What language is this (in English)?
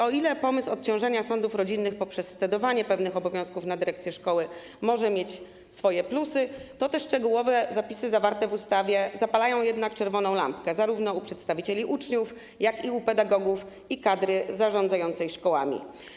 Polish